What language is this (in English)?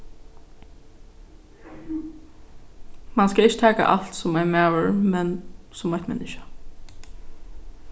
Faroese